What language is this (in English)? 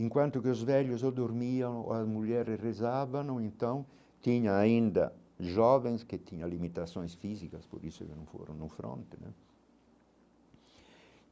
Portuguese